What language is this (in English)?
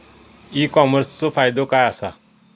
Marathi